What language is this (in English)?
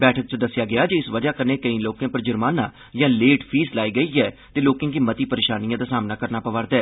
Dogri